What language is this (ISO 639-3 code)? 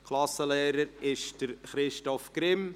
gsw